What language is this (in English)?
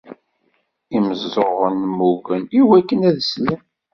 Kabyle